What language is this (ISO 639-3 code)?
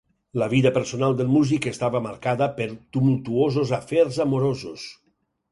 cat